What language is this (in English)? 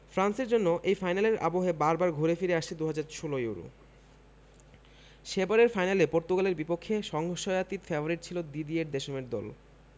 Bangla